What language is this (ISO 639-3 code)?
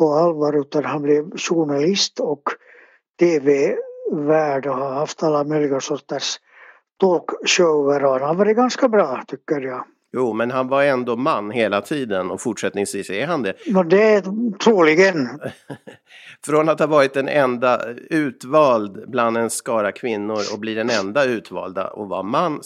swe